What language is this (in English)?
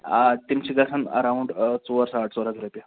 Kashmiri